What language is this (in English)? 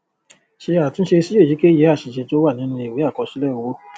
Yoruba